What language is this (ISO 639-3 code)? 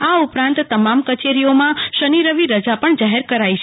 guj